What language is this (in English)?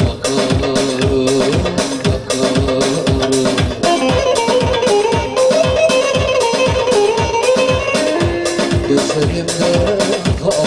Bulgarian